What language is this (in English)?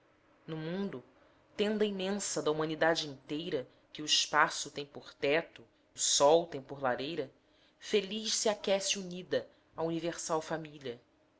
Portuguese